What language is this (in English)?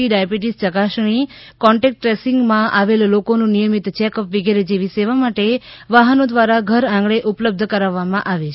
Gujarati